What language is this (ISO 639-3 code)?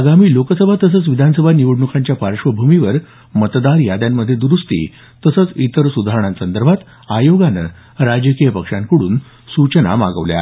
mar